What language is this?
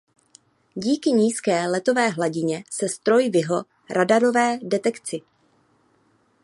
Czech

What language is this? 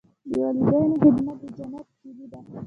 Pashto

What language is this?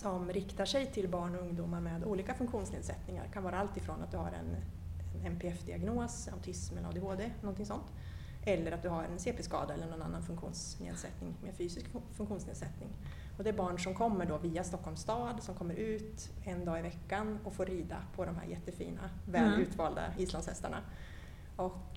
Swedish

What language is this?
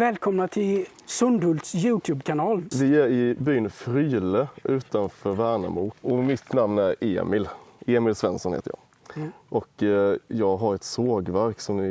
Swedish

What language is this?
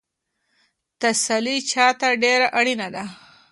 Pashto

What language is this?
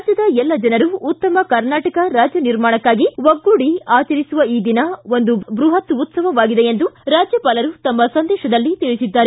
Kannada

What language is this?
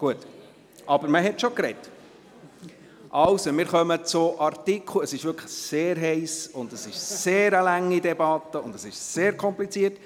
Swiss German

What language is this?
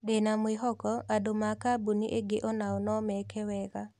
Kikuyu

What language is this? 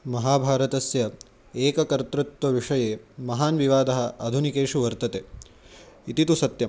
Sanskrit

